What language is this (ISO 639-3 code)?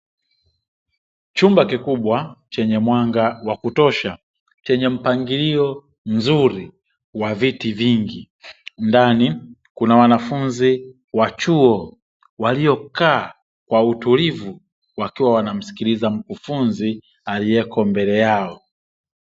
swa